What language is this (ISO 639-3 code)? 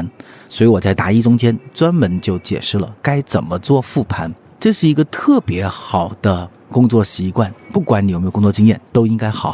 zho